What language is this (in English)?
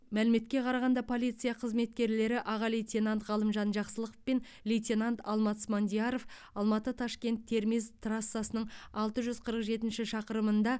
Kazakh